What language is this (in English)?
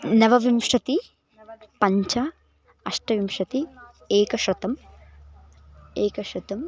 Sanskrit